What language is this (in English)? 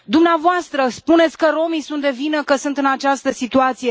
Romanian